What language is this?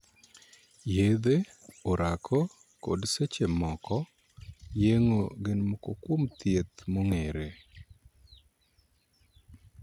Luo (Kenya and Tanzania)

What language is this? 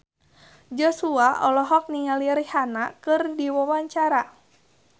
Sundanese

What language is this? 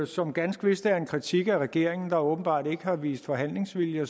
Danish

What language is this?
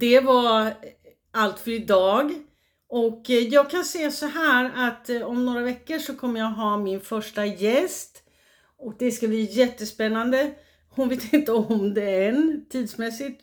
Swedish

